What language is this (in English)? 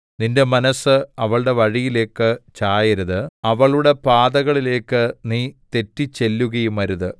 Malayalam